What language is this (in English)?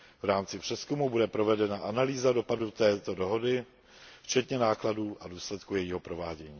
Czech